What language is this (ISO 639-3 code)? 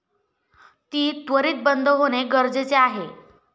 mar